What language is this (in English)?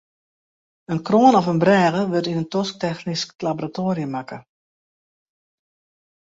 Western Frisian